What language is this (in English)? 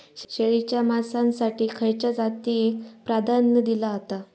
Marathi